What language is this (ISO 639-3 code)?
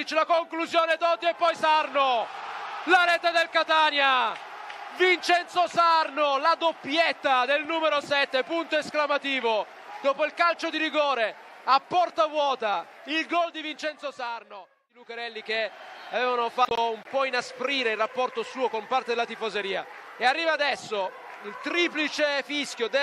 ita